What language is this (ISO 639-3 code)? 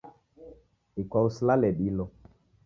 dav